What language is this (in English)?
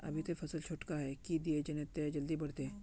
Magahi